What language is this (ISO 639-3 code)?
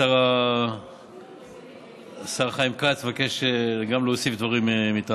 heb